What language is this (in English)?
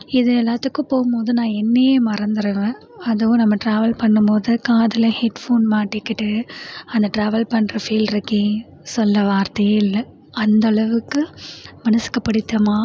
Tamil